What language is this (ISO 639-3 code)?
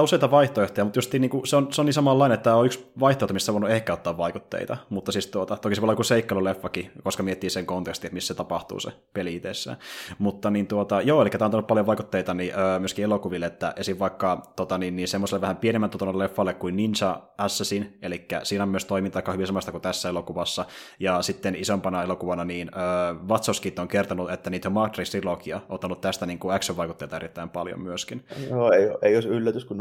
fin